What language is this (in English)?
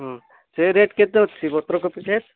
Odia